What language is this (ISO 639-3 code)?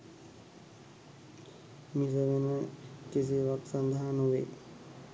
sin